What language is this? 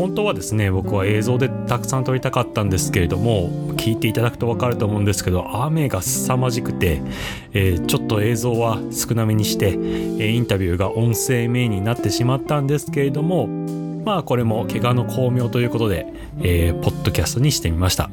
Japanese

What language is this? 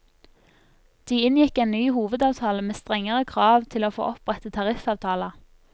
Norwegian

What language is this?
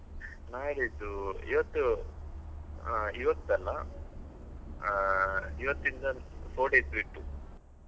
Kannada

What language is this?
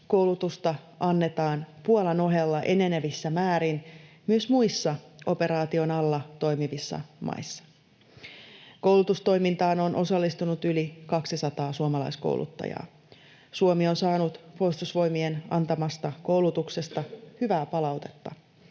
Finnish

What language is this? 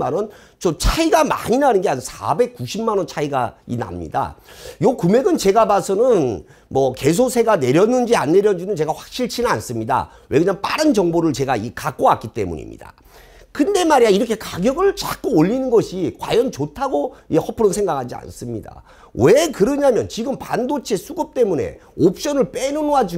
Korean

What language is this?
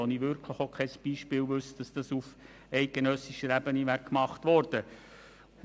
Swiss German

